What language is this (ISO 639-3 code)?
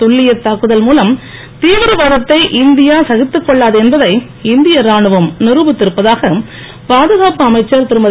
tam